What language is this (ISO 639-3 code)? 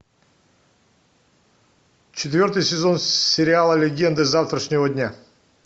rus